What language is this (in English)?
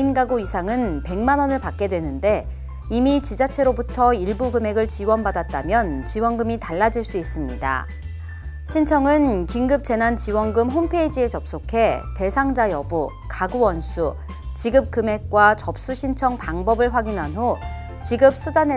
Korean